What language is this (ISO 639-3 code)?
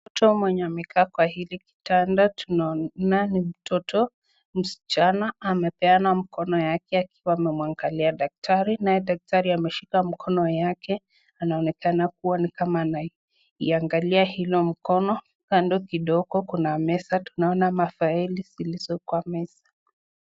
swa